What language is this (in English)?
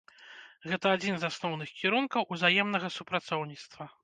Belarusian